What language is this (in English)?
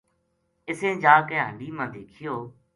Gujari